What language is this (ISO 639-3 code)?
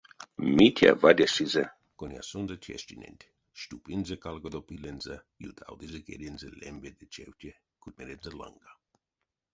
myv